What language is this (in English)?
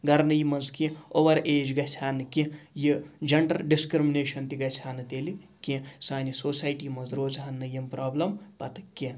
Kashmiri